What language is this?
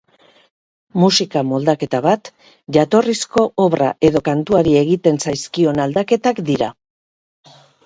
Basque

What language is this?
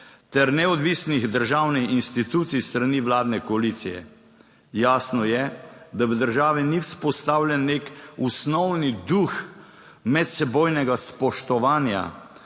Slovenian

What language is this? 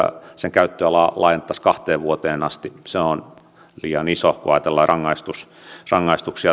Finnish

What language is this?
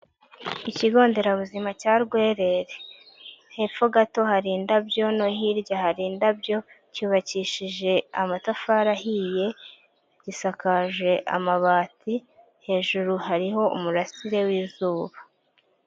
Kinyarwanda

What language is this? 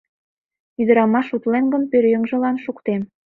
Mari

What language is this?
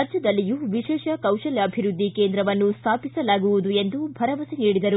Kannada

